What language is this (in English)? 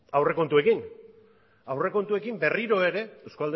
Basque